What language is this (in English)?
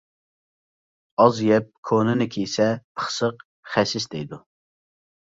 Uyghur